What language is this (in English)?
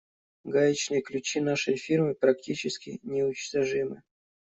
Russian